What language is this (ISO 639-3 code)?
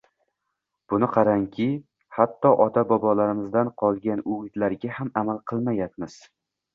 uzb